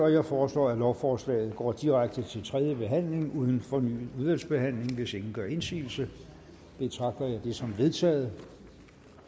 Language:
Danish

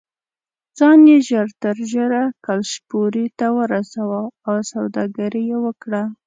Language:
Pashto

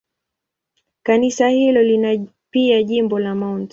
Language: Swahili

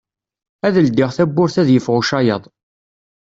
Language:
Kabyle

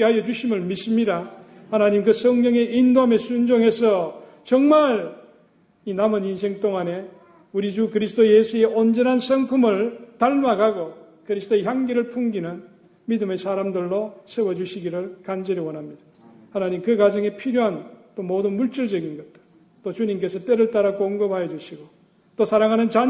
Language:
Korean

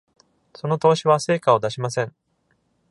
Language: Japanese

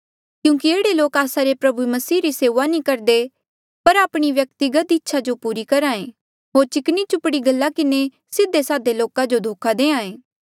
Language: Mandeali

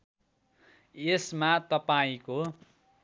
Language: Nepali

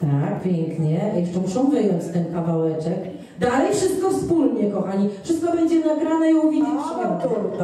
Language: Polish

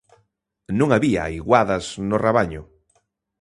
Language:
Galician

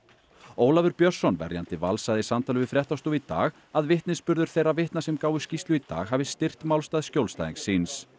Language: Icelandic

